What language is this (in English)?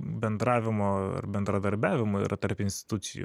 Lithuanian